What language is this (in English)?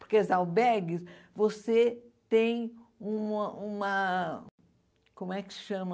Portuguese